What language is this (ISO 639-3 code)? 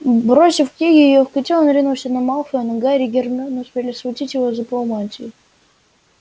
rus